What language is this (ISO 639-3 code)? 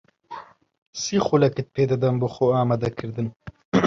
ckb